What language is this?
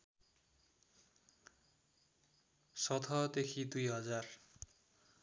Nepali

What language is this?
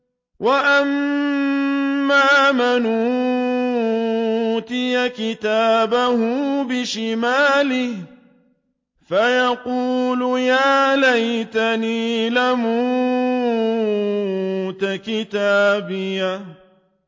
Arabic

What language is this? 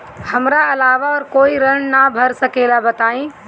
Bhojpuri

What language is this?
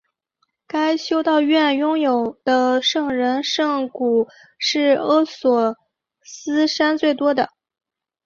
Chinese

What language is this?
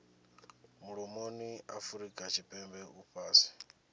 Venda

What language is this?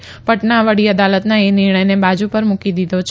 Gujarati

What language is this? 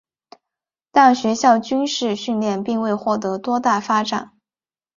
Chinese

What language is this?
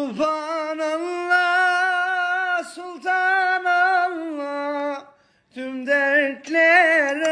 Turkish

